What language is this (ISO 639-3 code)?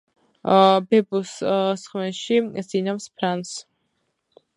kat